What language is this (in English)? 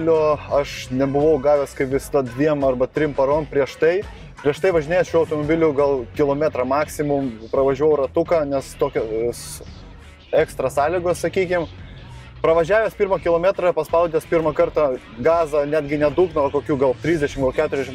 Lithuanian